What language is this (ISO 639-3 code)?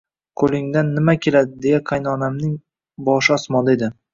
uzb